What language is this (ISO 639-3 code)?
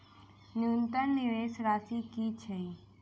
mai